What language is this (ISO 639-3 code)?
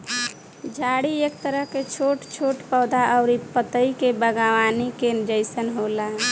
bho